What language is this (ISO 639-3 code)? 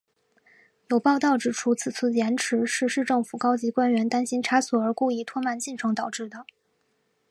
zho